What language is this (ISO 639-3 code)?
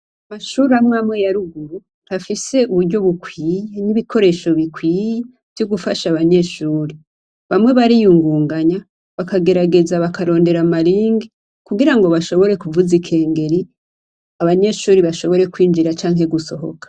run